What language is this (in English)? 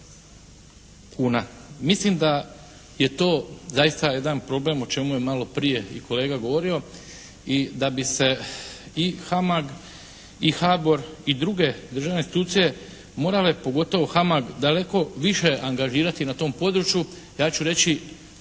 Croatian